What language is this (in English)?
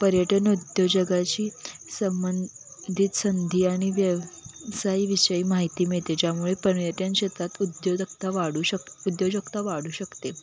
Marathi